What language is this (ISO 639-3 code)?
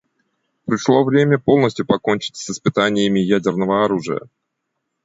rus